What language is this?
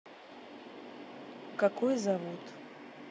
Russian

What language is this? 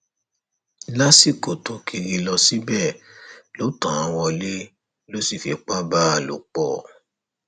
Yoruba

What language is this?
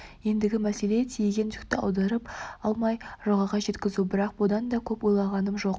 Kazakh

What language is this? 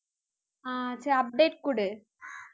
Tamil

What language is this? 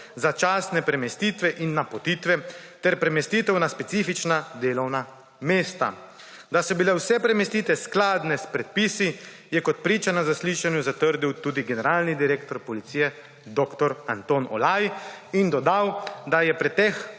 Slovenian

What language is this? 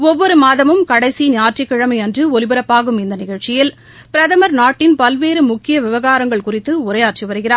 Tamil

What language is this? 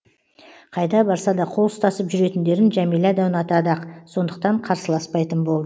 Kazakh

